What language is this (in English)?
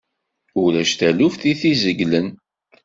Kabyle